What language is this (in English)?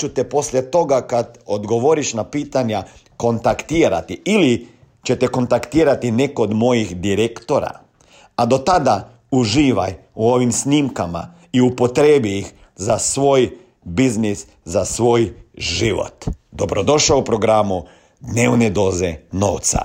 Croatian